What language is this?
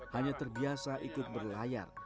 Indonesian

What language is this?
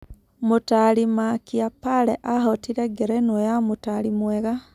Kikuyu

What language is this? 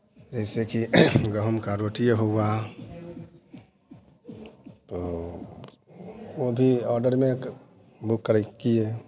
Hindi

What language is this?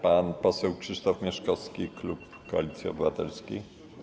Polish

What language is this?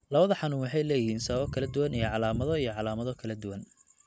Somali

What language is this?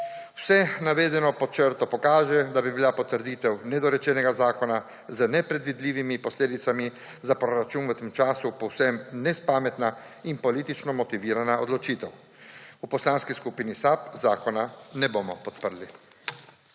Slovenian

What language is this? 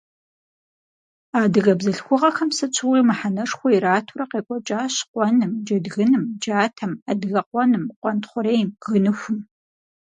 Kabardian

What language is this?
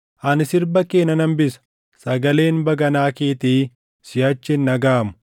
Oromo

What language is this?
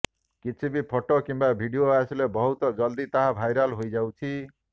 Odia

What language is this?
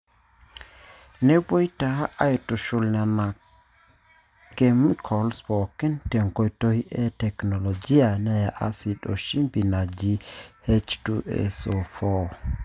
Masai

